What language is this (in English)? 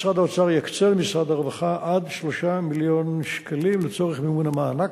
Hebrew